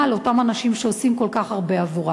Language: Hebrew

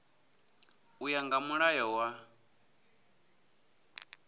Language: Venda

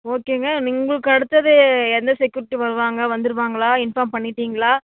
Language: Tamil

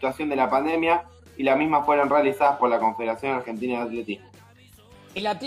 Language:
Spanish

